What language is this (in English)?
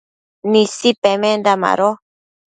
Matsés